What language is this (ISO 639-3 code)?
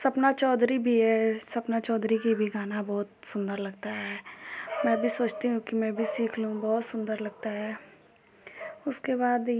hin